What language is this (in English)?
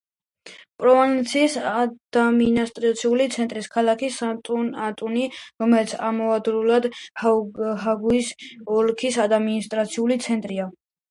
Georgian